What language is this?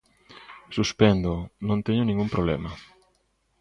Galician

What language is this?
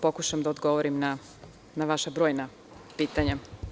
Serbian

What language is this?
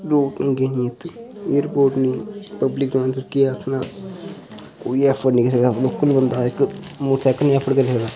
Dogri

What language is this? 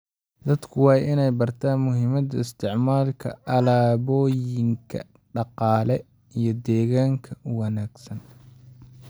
Somali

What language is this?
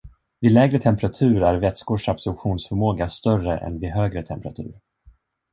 Swedish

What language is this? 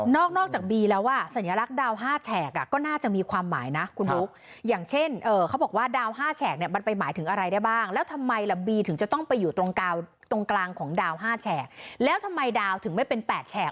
Thai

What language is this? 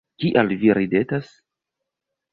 Esperanto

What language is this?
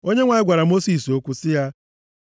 Igbo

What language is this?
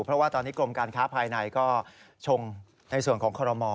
Thai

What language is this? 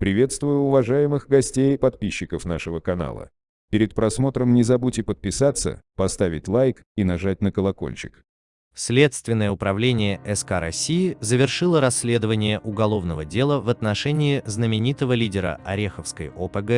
Russian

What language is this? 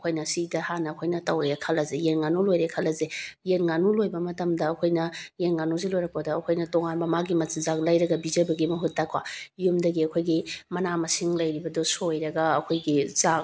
Manipuri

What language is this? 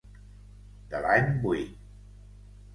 Catalan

